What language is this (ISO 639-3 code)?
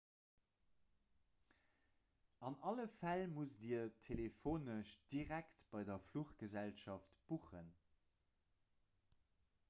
ltz